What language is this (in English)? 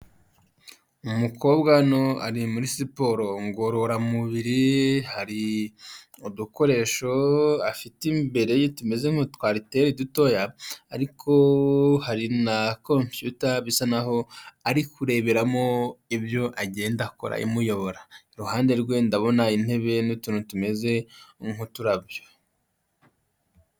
Kinyarwanda